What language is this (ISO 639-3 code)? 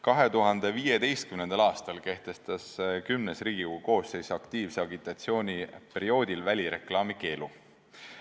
est